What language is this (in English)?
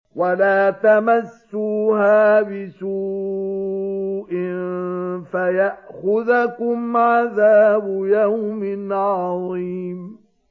Arabic